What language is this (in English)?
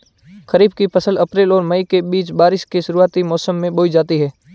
Hindi